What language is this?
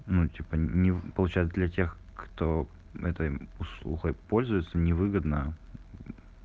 Russian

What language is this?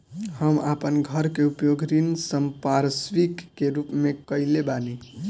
Bhojpuri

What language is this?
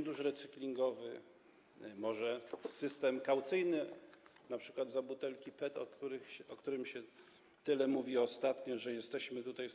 Polish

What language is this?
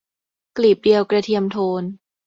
Thai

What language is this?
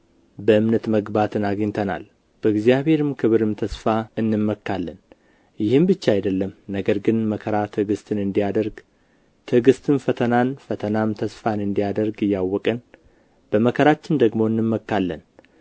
Amharic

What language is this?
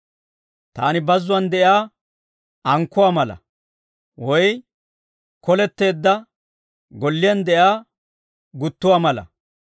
Dawro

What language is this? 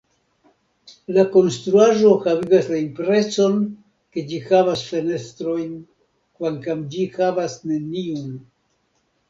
Esperanto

